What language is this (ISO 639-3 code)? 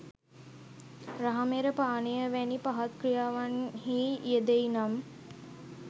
sin